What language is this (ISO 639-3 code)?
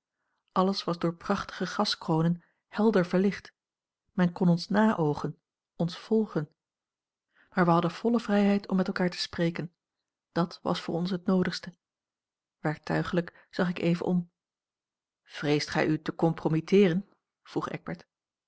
nld